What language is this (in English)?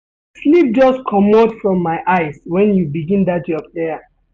Nigerian Pidgin